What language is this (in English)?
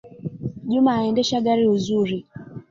Swahili